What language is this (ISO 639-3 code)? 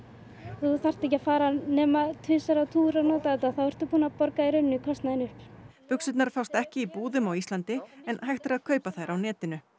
isl